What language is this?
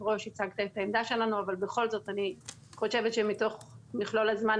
Hebrew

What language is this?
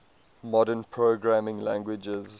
English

